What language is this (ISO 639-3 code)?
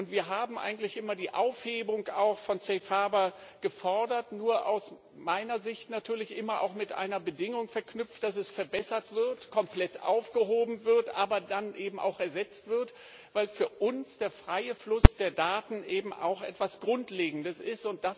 deu